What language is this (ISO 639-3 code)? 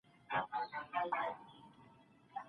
pus